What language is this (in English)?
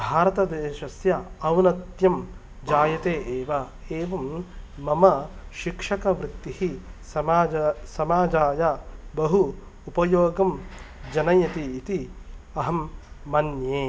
Sanskrit